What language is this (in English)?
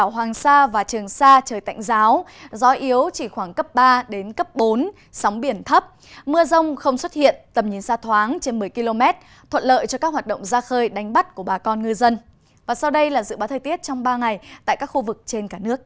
Vietnamese